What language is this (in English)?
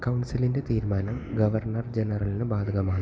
Malayalam